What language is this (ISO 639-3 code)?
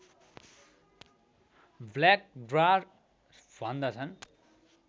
nep